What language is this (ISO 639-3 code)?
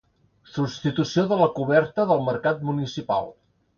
cat